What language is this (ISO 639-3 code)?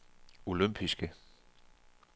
dan